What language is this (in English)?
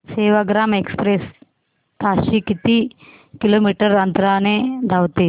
Marathi